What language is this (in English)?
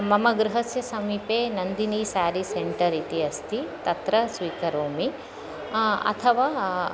Sanskrit